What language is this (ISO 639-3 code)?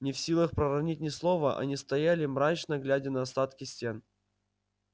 rus